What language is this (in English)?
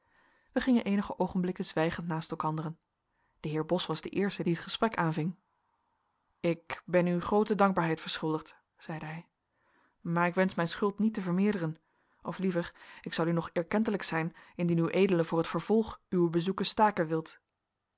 Dutch